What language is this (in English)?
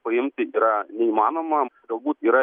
Lithuanian